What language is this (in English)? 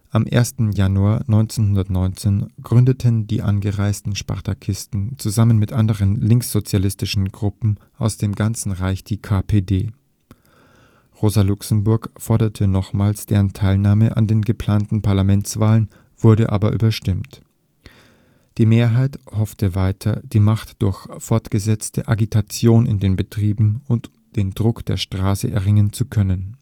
German